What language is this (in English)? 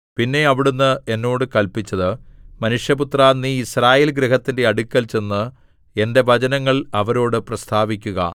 Malayalam